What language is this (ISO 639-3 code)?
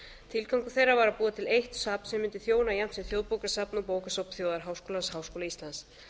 isl